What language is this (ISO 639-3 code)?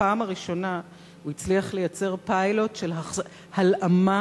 heb